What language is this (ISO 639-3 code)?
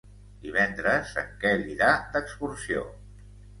cat